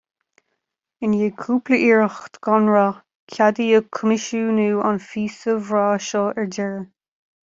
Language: Irish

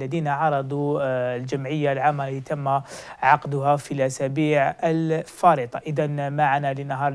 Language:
Arabic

